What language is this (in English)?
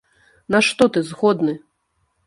Belarusian